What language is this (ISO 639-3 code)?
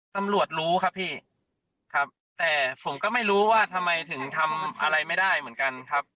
tha